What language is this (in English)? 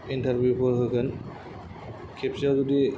Bodo